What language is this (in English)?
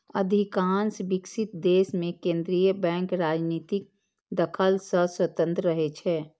Maithili